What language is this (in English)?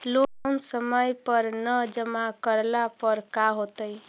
Magahi